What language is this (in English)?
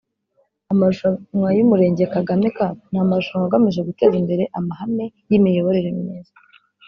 Kinyarwanda